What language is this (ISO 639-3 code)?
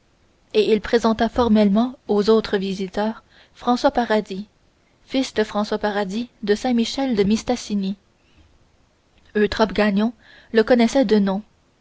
fra